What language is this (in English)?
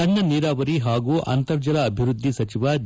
Kannada